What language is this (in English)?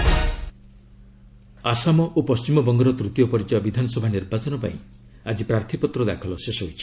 Odia